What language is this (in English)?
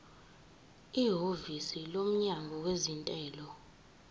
Zulu